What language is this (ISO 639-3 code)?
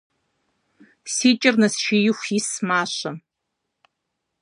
kbd